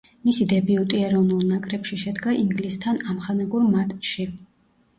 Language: Georgian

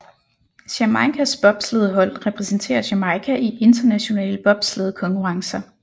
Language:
Danish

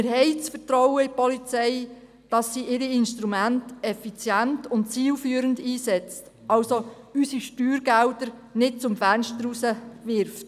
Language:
Swiss German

